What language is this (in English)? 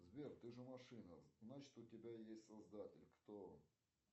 Russian